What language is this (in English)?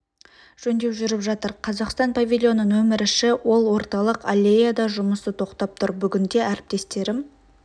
Kazakh